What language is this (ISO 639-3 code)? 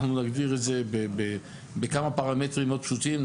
heb